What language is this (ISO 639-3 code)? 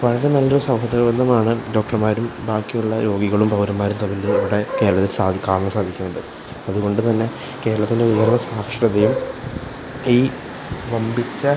mal